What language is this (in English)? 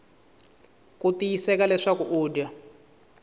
Tsonga